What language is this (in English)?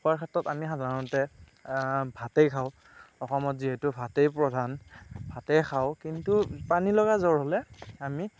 Assamese